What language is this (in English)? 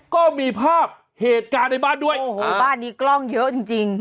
Thai